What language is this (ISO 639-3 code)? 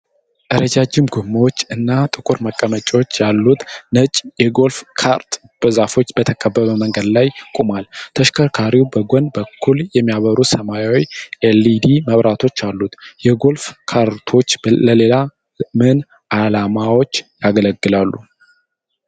amh